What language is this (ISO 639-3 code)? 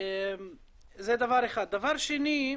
heb